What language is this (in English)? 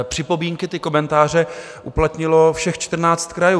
Czech